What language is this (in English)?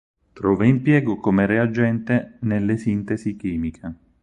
Italian